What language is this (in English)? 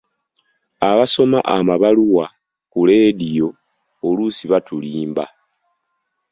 Ganda